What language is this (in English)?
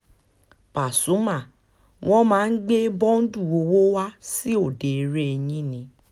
Yoruba